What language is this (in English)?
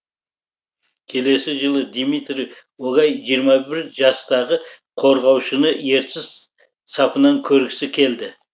Kazakh